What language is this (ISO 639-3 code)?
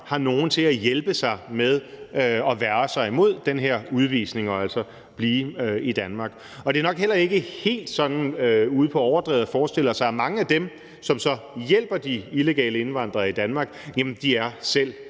dan